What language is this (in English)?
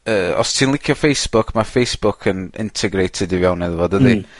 Welsh